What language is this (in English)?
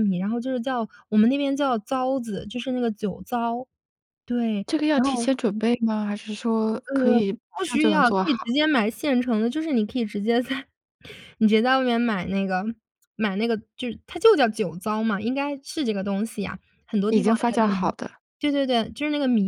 Chinese